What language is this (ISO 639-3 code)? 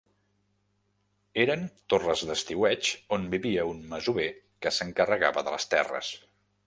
cat